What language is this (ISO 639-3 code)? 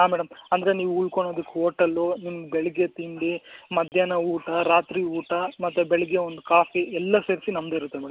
kan